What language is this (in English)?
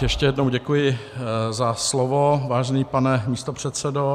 Czech